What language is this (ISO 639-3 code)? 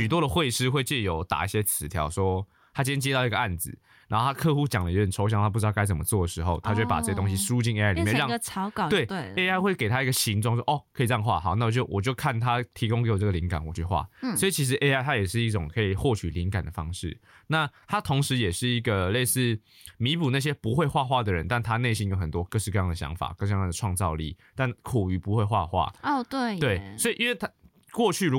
zho